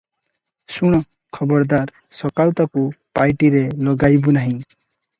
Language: Odia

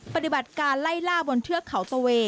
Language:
Thai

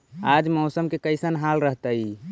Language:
Magahi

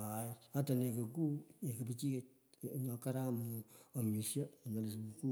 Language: Pökoot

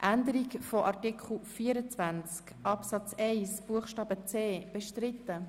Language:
Swiss German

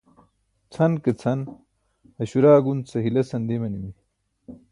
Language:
Burushaski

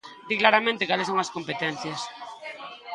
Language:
Galician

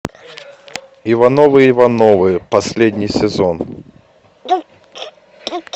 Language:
Russian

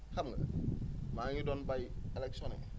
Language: Wolof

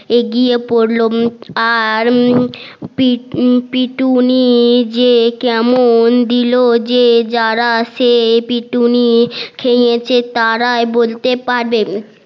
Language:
Bangla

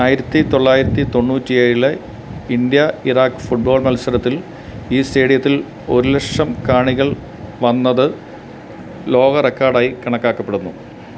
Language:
Malayalam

